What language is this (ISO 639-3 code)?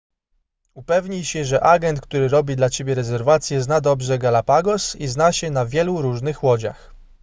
pol